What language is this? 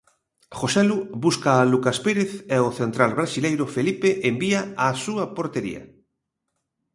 Galician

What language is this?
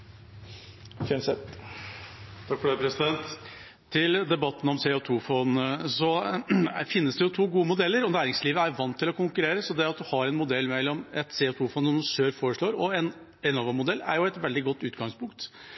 Norwegian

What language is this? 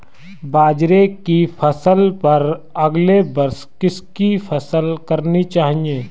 Hindi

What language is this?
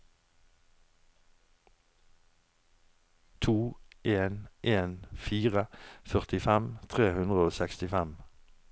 Norwegian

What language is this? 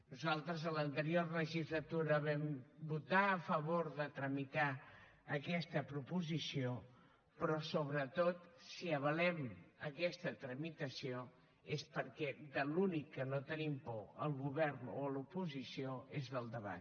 Catalan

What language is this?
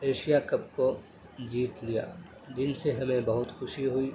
Urdu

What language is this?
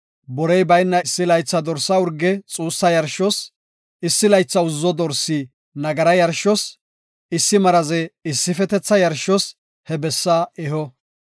Gofa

